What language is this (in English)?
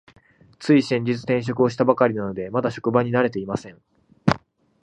Japanese